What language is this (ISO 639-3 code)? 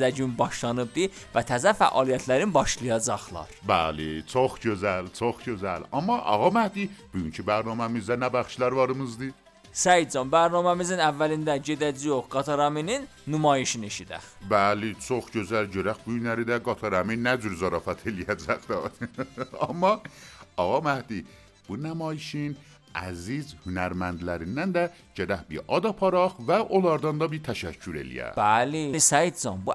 fas